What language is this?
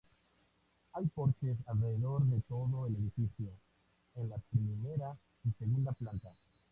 Spanish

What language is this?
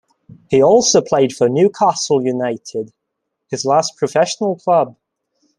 English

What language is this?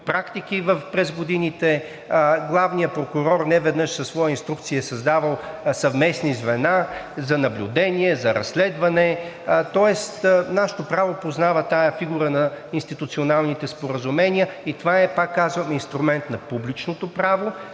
Bulgarian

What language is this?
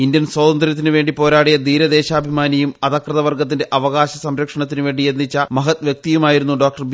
Malayalam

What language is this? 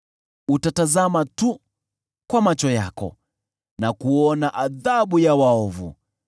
Swahili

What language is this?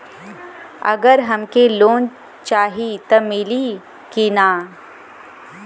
Bhojpuri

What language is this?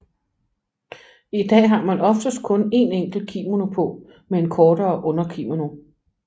Danish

